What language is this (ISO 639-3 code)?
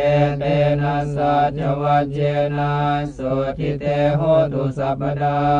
tha